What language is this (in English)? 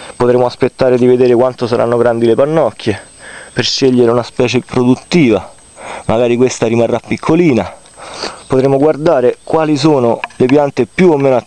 Italian